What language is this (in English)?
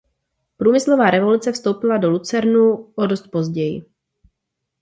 Czech